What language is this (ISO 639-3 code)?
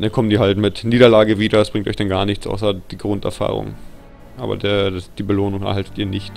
deu